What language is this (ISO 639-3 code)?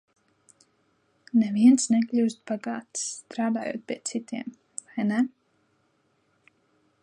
lav